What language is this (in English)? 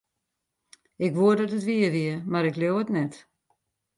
Western Frisian